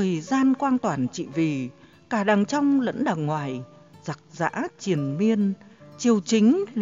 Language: Vietnamese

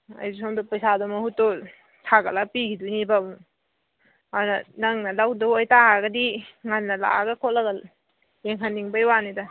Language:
Manipuri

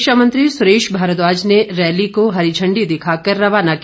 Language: Hindi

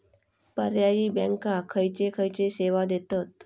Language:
Marathi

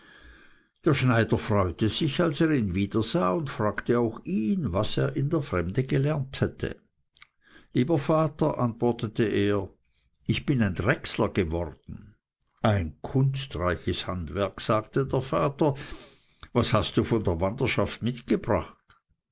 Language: German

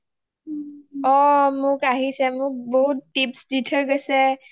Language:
Assamese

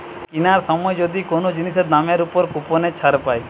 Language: Bangla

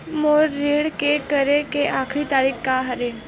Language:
Chhattisgarhi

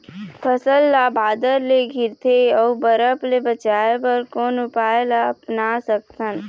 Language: Chhattisgarhi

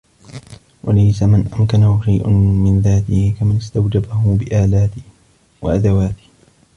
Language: Arabic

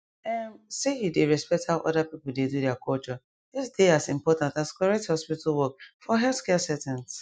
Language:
Nigerian Pidgin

